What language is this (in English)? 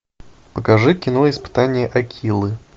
Russian